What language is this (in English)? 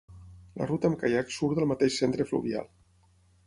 Catalan